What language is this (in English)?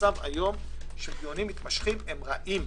Hebrew